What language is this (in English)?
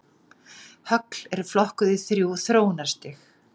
Icelandic